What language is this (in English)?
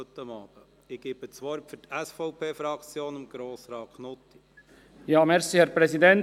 Swiss German